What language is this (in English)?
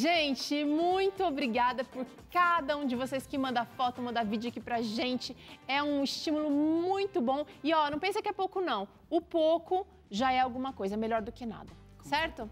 Portuguese